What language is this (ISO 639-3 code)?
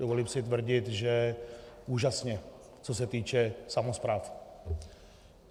ces